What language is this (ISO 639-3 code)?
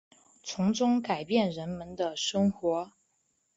zho